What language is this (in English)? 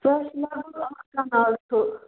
Kashmiri